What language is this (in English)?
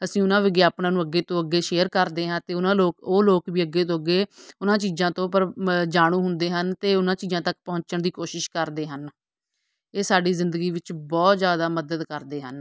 Punjabi